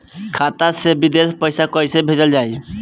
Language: Bhojpuri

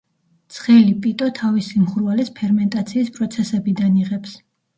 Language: Georgian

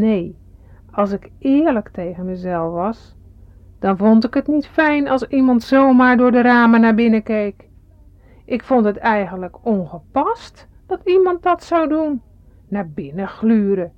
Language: Dutch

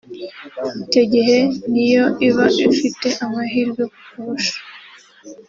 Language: Kinyarwanda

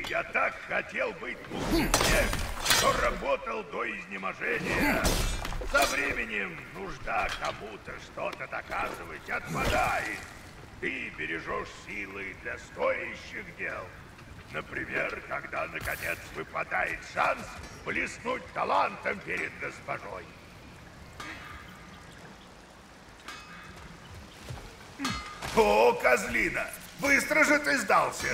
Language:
Russian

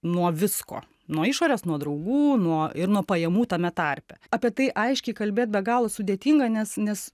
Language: Lithuanian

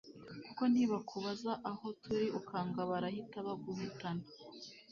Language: Kinyarwanda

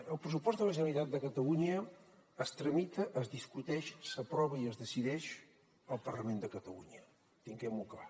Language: Catalan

